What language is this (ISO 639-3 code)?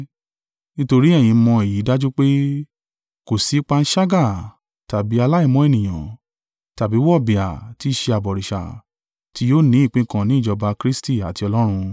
yor